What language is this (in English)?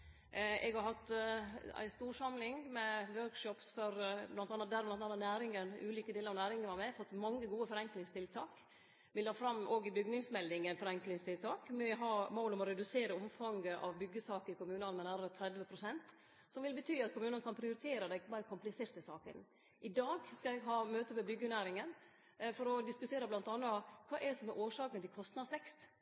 Norwegian Nynorsk